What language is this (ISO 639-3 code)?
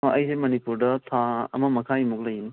mni